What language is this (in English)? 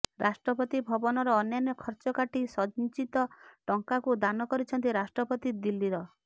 Odia